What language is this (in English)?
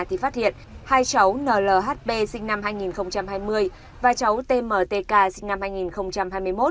Vietnamese